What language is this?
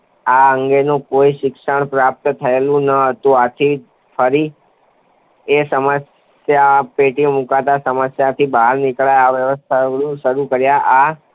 Gujarati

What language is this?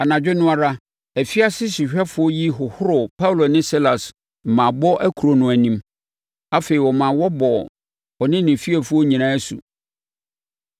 Akan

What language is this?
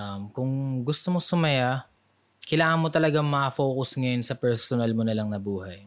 Filipino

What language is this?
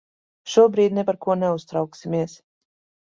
Latvian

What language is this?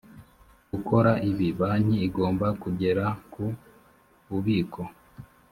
Kinyarwanda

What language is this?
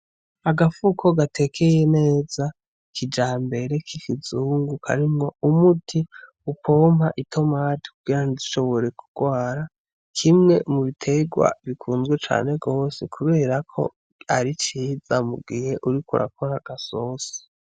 Rundi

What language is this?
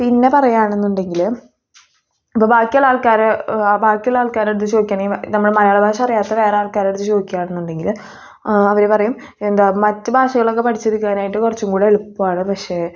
Malayalam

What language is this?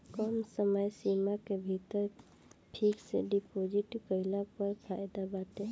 Bhojpuri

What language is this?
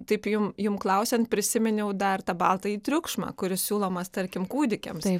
Lithuanian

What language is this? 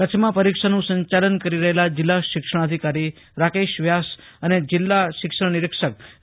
Gujarati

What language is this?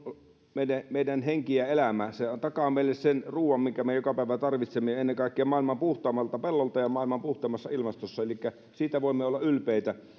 Finnish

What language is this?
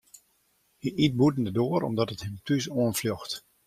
Western Frisian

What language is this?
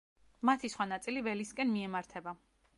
Georgian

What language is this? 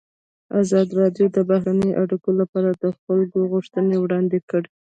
Pashto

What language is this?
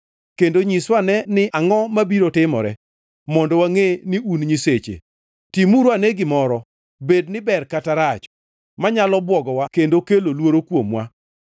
Luo (Kenya and Tanzania)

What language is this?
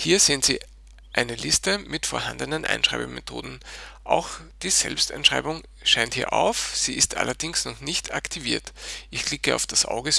German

